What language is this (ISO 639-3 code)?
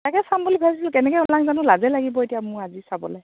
asm